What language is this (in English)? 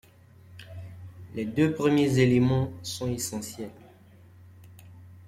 French